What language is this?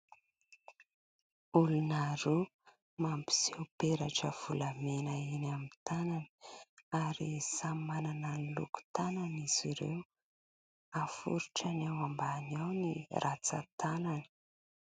Malagasy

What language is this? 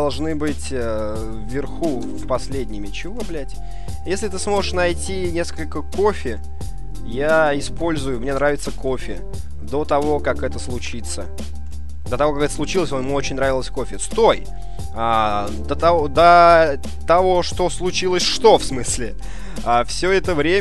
Russian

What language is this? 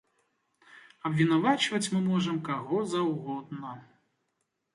Belarusian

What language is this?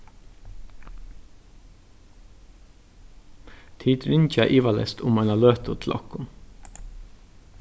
Faroese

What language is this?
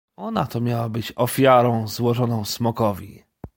Polish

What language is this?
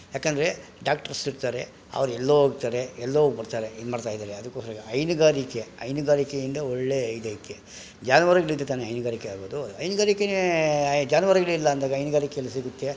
Kannada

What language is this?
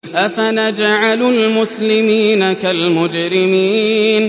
Arabic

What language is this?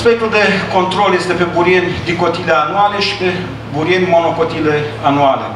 Romanian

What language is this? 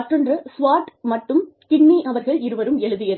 Tamil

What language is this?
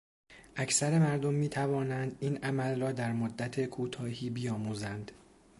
Persian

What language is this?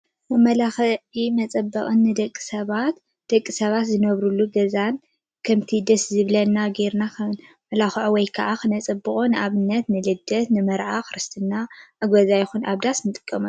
Tigrinya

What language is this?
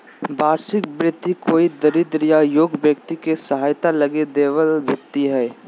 Magahi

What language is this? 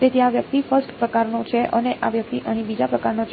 Gujarati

